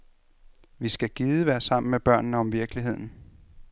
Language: Danish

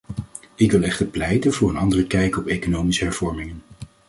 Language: Dutch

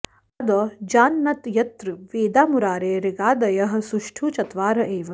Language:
Sanskrit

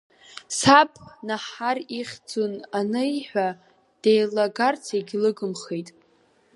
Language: Abkhazian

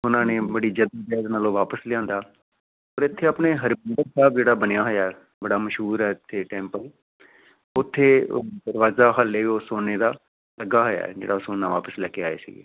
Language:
Punjabi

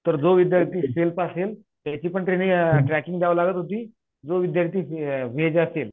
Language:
Marathi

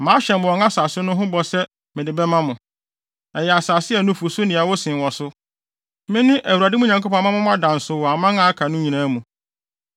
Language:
Akan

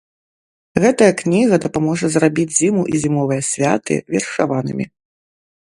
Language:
Belarusian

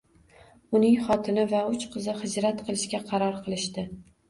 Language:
Uzbek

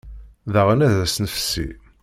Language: Kabyle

